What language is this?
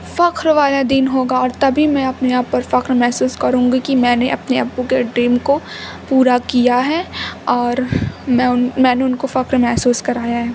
Urdu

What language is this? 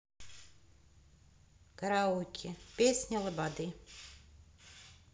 Russian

